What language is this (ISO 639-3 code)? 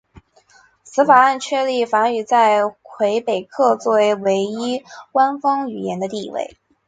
zho